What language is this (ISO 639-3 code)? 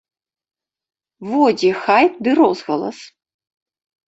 bel